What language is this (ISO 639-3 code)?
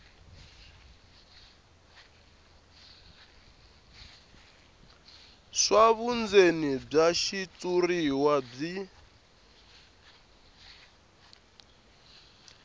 tso